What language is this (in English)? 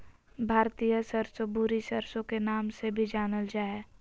Magahi